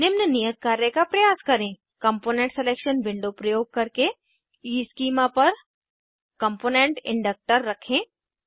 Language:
Hindi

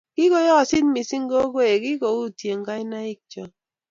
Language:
Kalenjin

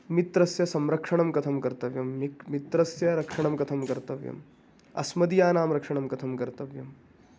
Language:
Sanskrit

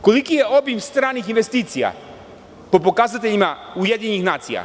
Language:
Serbian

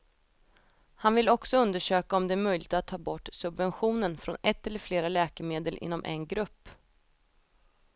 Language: Swedish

